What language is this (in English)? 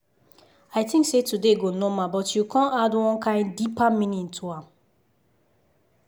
Nigerian Pidgin